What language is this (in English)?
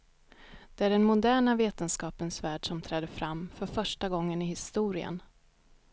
Swedish